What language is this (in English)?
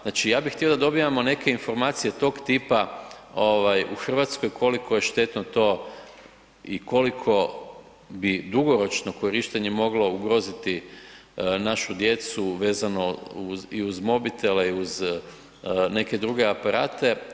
Croatian